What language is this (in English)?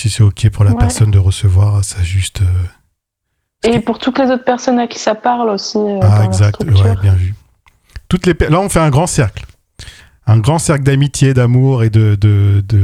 French